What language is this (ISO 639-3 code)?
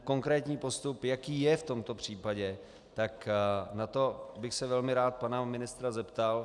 ces